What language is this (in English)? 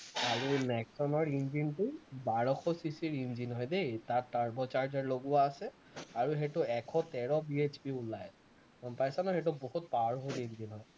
Assamese